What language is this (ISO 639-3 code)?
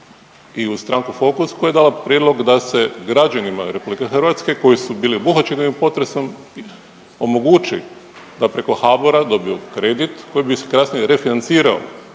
hrv